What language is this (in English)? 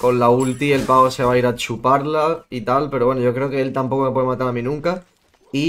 Spanish